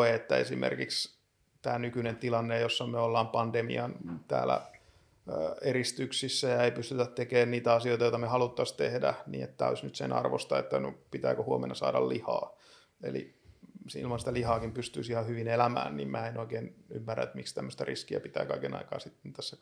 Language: Finnish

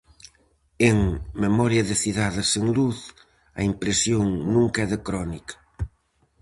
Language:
Galician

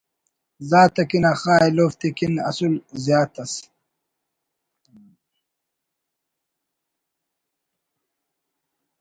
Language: Brahui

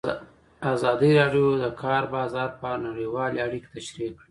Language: Pashto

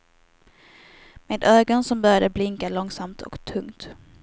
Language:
Swedish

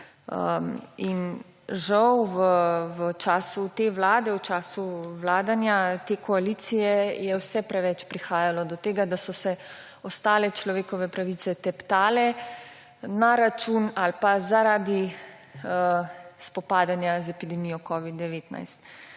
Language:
Slovenian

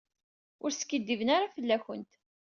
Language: Kabyle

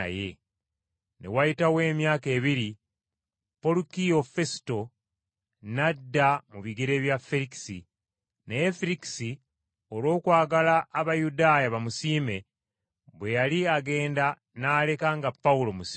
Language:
Ganda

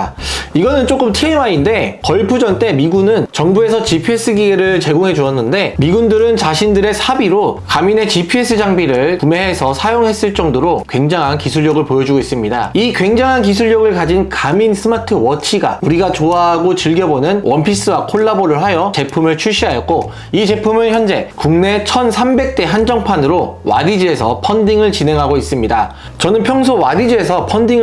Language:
Korean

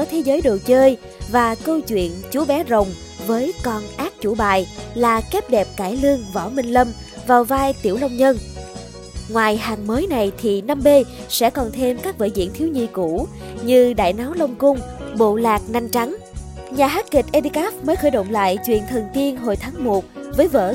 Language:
Vietnamese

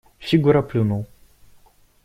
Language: Russian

